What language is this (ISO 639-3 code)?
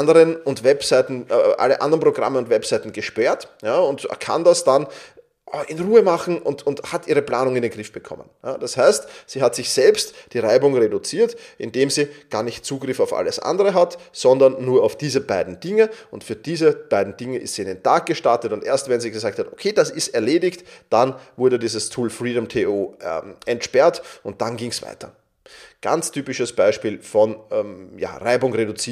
deu